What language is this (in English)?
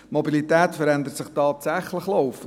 Swiss German